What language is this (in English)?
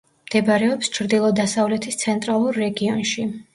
Georgian